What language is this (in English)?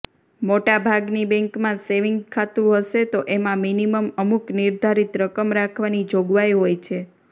Gujarati